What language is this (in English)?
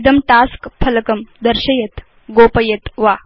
Sanskrit